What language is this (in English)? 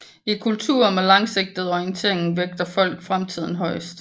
Danish